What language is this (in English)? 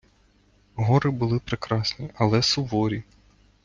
Ukrainian